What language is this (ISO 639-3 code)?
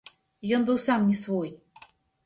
bel